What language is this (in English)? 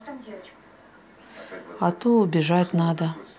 Russian